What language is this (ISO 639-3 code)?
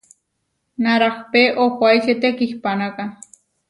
var